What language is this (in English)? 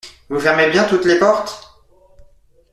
French